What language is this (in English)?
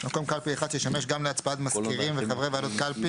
Hebrew